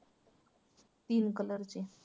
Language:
Marathi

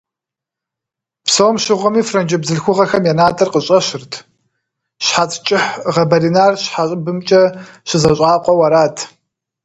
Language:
Kabardian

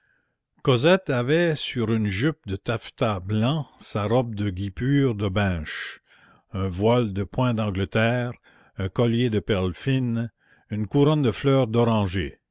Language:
French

